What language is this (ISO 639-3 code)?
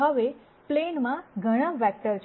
guj